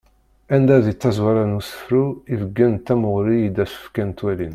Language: Kabyle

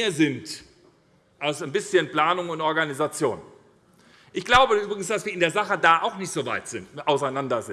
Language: German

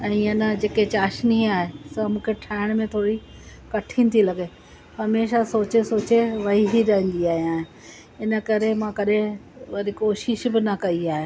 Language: Sindhi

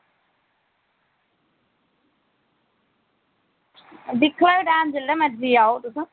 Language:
Dogri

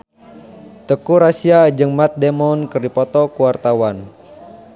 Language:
Sundanese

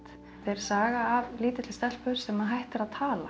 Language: Icelandic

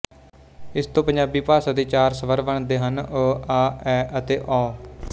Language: Punjabi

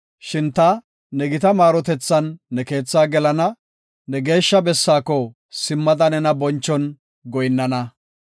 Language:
Gofa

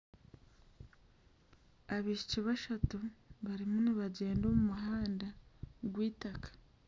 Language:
Nyankole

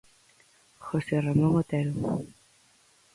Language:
Galician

